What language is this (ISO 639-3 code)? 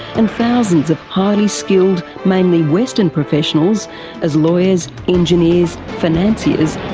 eng